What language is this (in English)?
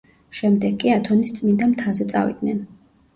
Georgian